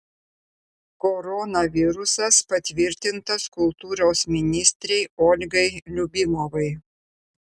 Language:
Lithuanian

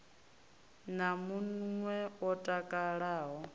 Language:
Venda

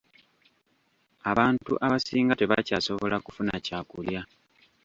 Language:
Ganda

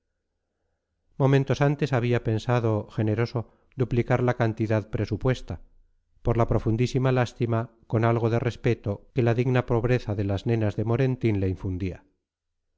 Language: Spanish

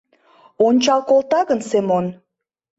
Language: Mari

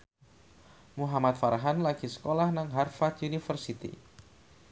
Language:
Javanese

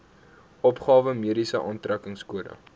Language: Afrikaans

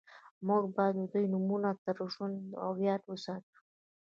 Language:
Pashto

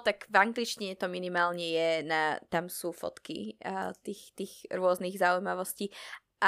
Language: Slovak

